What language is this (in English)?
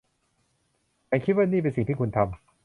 Thai